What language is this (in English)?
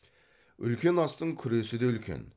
Kazakh